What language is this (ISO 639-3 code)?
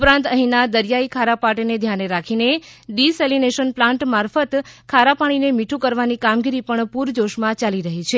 guj